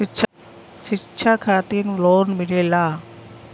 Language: Bhojpuri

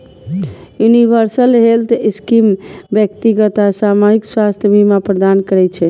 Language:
Maithili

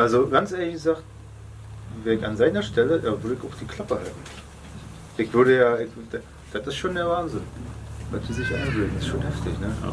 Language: German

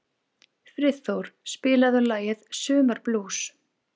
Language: Icelandic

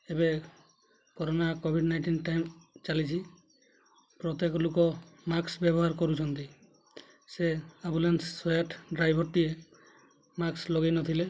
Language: Odia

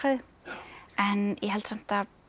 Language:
Icelandic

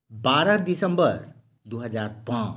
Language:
Maithili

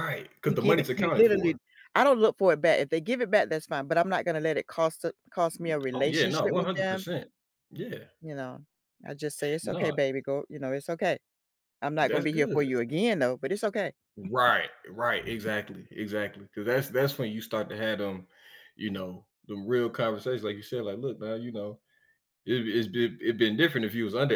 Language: English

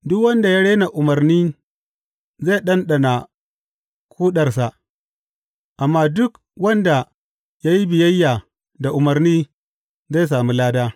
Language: Hausa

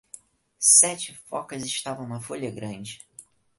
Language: Portuguese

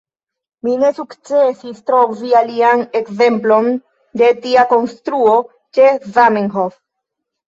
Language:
Esperanto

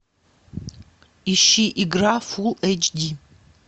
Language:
Russian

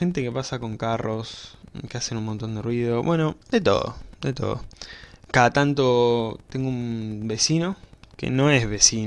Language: Spanish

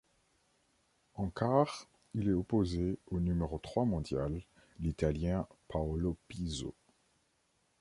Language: French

